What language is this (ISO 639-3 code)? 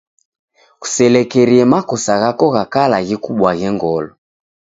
dav